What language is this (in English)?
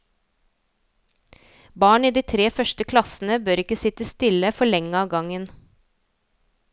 Norwegian